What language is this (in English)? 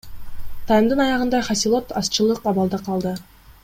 Kyrgyz